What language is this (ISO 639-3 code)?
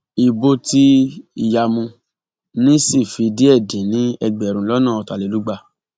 yor